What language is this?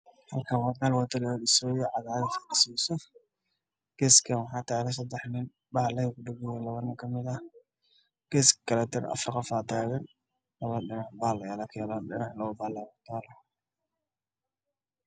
Somali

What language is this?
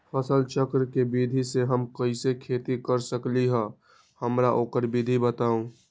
Magahi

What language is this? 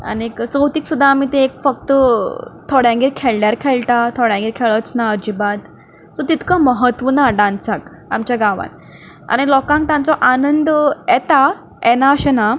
Konkani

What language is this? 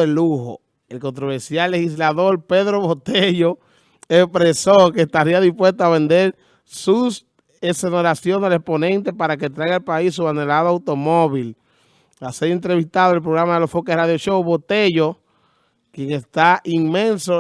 Spanish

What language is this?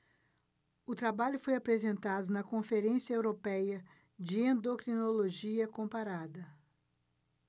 Portuguese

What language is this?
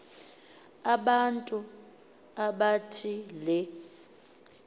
Xhosa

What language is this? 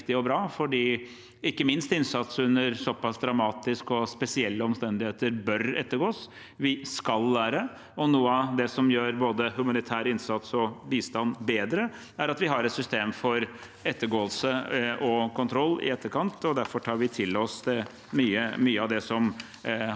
Norwegian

